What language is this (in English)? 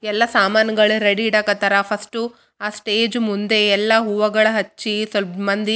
Kannada